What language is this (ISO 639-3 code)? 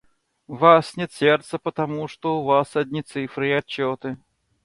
rus